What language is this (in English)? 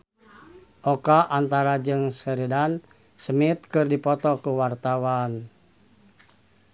Sundanese